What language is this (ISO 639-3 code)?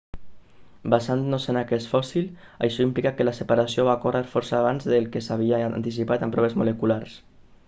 cat